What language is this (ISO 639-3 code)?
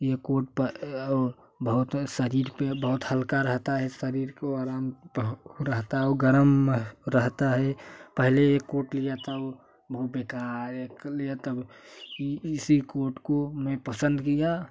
hin